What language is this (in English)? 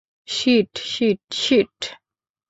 Bangla